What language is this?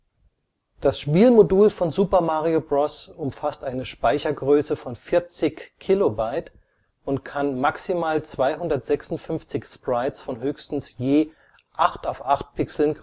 German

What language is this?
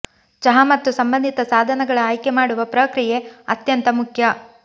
Kannada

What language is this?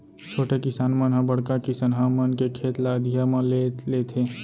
Chhattisgarhi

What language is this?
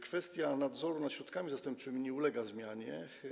Polish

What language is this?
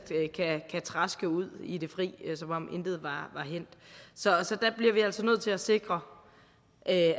Danish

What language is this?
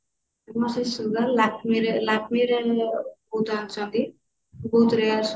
Odia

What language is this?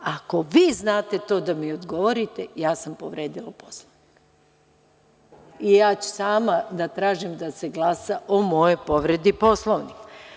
Serbian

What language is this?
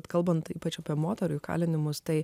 Lithuanian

